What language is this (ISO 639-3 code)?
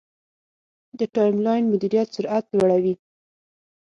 pus